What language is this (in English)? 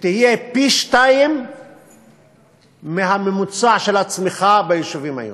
Hebrew